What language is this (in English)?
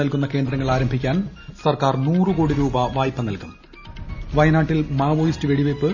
Malayalam